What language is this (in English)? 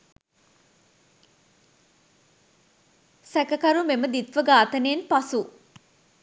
Sinhala